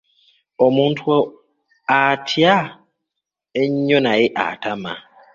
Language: Ganda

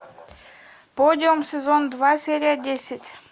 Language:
Russian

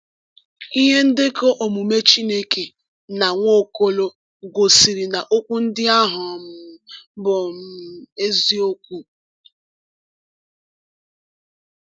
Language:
Igbo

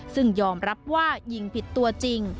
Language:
Thai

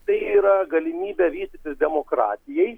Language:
Lithuanian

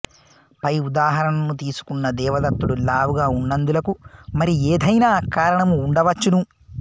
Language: Telugu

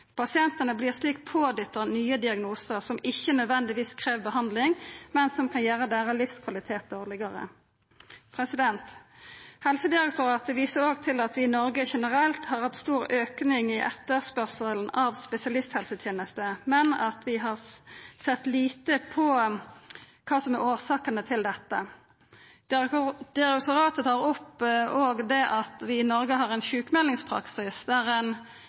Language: Norwegian Nynorsk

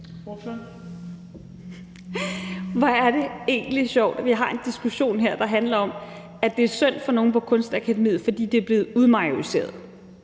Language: Danish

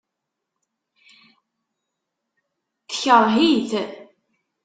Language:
Kabyle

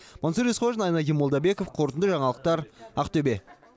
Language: Kazakh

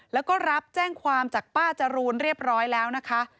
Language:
Thai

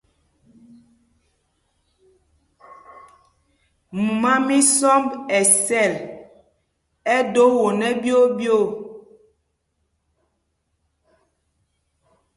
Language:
Mpumpong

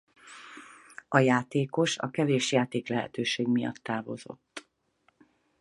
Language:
Hungarian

